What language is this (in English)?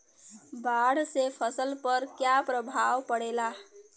Bhojpuri